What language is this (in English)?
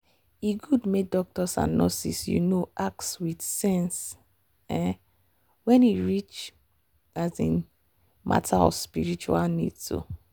Nigerian Pidgin